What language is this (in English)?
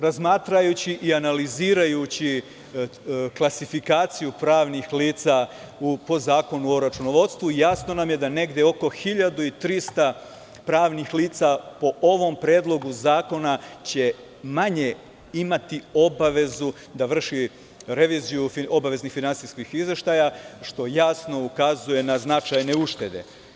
Serbian